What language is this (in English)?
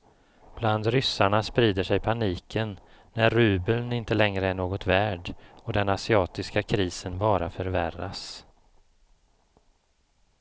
Swedish